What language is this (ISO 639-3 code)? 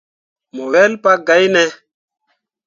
mua